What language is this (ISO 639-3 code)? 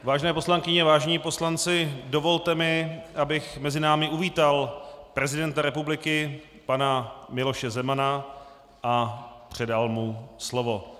ces